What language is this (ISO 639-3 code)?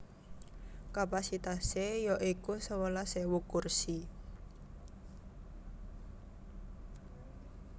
jav